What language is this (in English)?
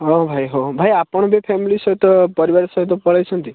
Odia